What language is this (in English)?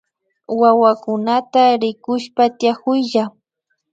Imbabura Highland Quichua